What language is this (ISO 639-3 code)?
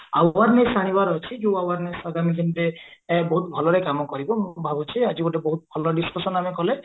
ori